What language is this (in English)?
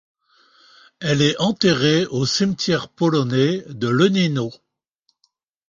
French